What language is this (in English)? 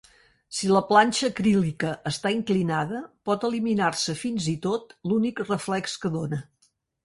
Catalan